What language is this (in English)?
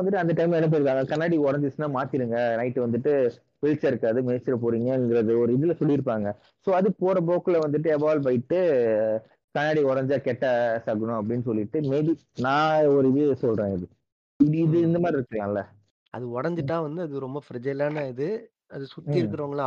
Tamil